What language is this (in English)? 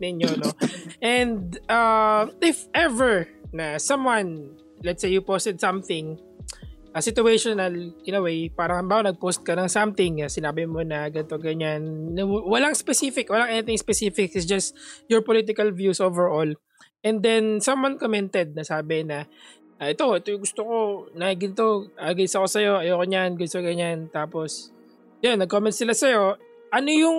Filipino